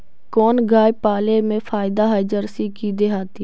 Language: Magahi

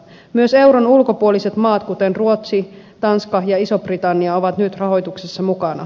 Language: Finnish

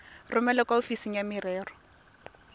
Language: Tswana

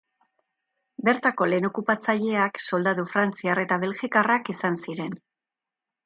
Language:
Basque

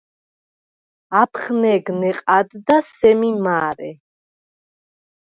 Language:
Svan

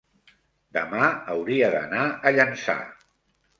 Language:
Catalan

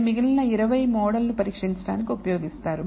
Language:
Telugu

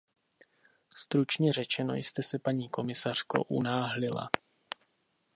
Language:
Czech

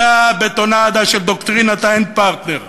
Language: Hebrew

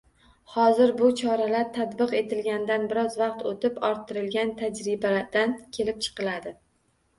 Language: Uzbek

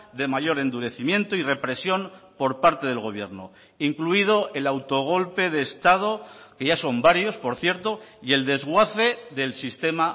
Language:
Spanish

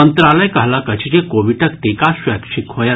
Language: Maithili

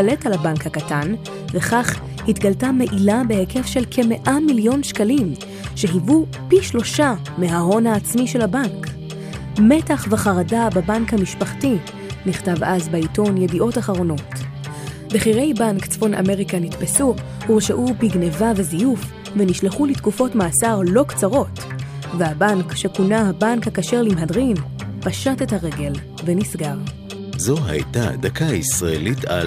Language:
Hebrew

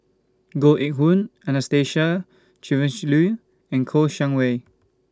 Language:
English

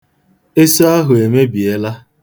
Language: Igbo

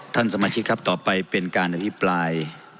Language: Thai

